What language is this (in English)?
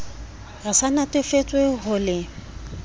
Southern Sotho